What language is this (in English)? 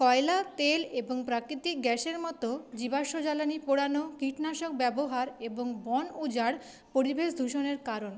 Bangla